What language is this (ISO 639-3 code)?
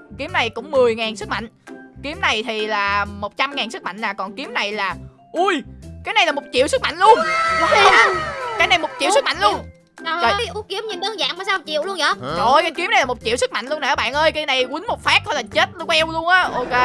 vie